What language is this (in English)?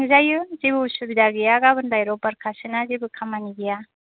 Bodo